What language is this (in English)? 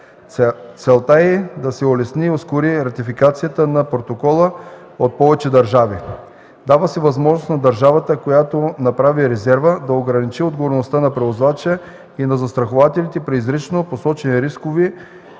Bulgarian